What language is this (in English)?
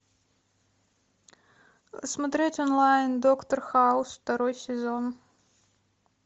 Russian